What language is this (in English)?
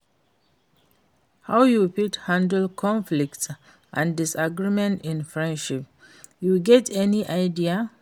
Nigerian Pidgin